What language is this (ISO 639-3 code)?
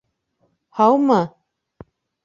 bak